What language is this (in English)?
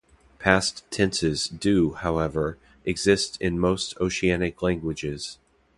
English